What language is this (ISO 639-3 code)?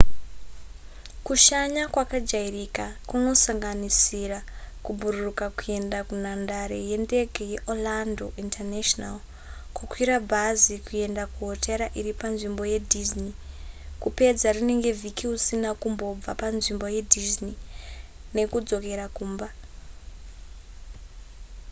sna